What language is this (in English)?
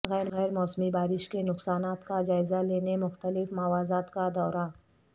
Urdu